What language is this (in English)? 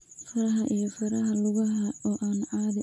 Somali